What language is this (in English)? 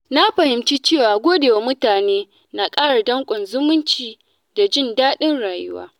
Hausa